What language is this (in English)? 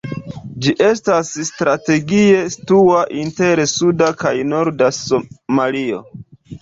Esperanto